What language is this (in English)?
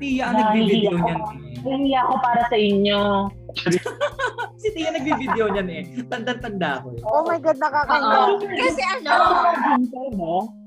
Filipino